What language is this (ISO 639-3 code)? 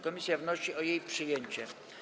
pol